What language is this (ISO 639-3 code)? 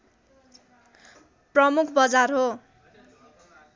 nep